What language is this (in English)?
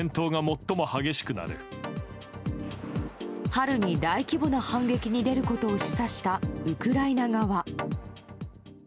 Japanese